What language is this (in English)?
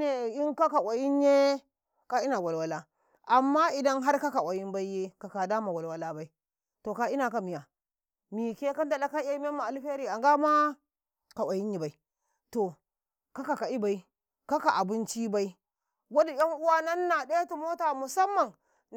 Karekare